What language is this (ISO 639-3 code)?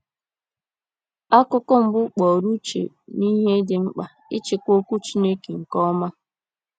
ibo